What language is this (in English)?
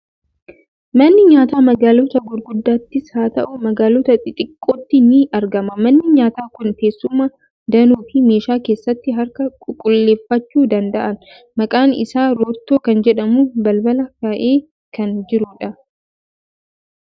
Oromo